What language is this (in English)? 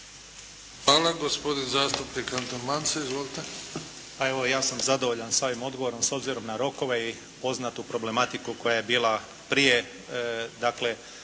Croatian